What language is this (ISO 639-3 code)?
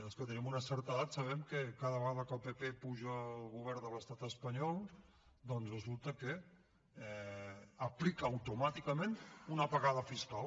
cat